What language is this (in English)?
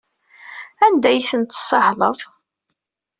Kabyle